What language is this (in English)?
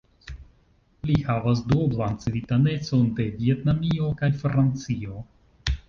Esperanto